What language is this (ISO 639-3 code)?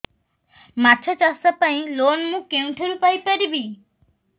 ori